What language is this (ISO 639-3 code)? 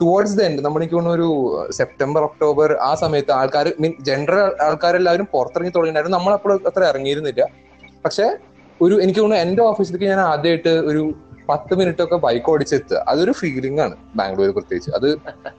mal